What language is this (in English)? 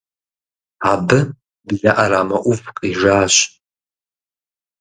Kabardian